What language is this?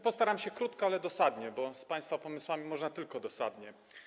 Polish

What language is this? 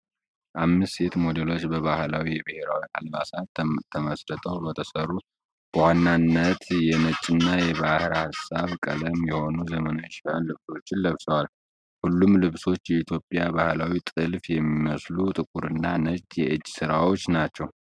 Amharic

